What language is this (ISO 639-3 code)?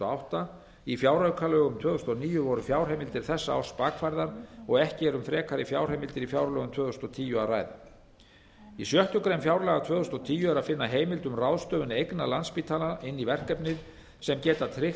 isl